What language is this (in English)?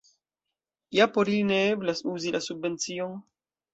Esperanto